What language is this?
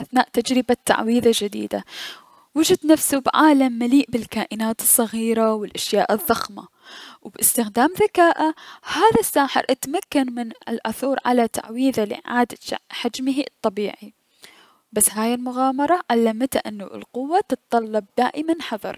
Mesopotamian Arabic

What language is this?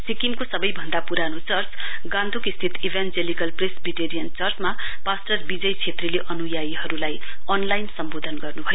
Nepali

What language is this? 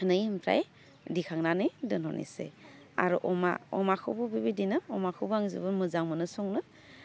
Bodo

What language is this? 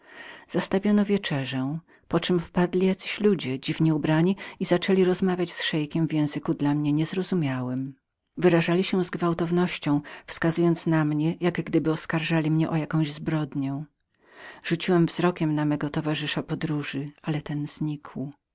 Polish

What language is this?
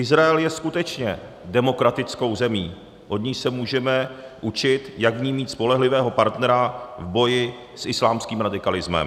Czech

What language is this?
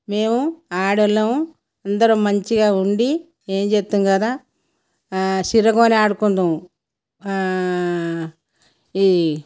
Telugu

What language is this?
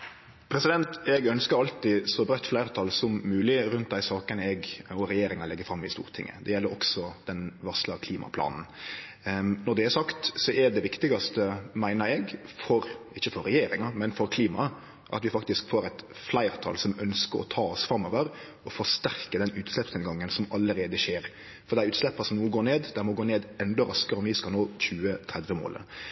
Norwegian Nynorsk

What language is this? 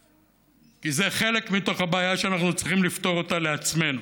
Hebrew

